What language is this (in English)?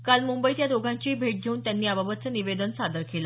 Marathi